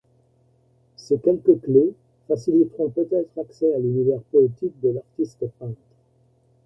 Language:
French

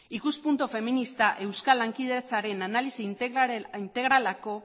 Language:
Basque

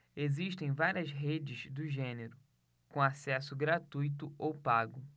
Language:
Portuguese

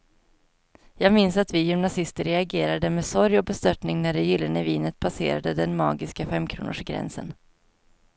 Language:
Swedish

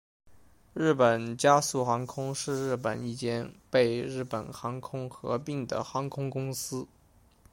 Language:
Chinese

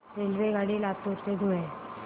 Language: Marathi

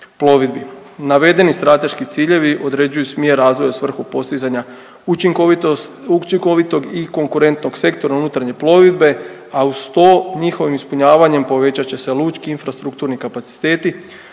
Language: Croatian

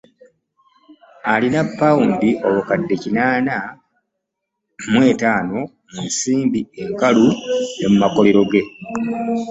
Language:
Ganda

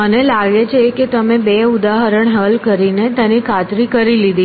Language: Gujarati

